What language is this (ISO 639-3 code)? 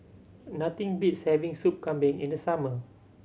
eng